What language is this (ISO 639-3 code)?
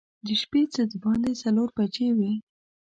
pus